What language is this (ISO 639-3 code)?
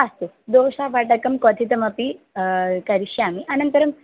san